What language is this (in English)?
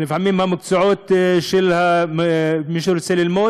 Hebrew